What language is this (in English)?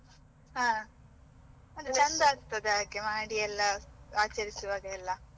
Kannada